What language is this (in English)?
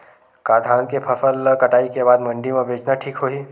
Chhattisgarhi